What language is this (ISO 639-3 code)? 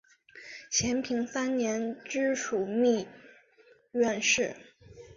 zho